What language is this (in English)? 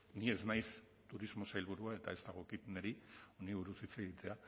Basque